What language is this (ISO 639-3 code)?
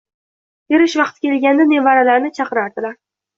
uzb